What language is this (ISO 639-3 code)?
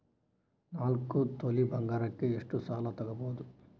kan